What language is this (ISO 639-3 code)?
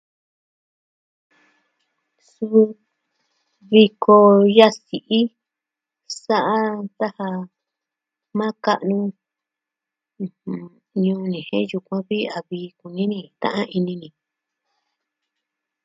meh